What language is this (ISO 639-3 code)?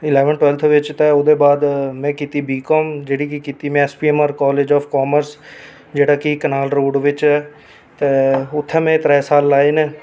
doi